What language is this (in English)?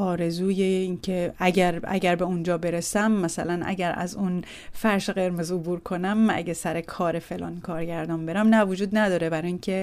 Persian